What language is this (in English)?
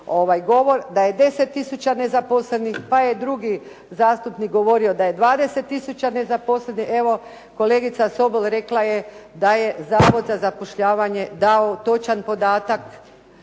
Croatian